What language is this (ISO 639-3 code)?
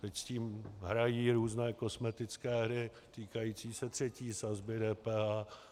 ces